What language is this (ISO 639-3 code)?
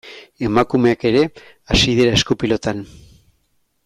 eus